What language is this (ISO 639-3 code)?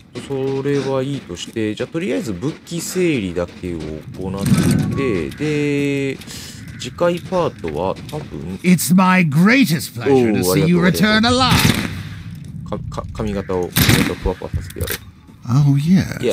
jpn